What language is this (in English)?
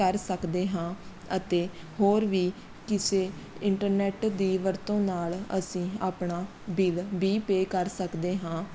Punjabi